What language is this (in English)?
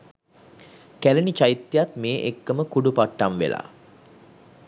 Sinhala